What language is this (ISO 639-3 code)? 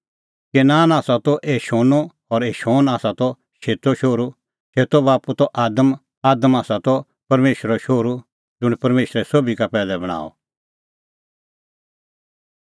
kfx